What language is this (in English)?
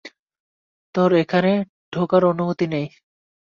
Bangla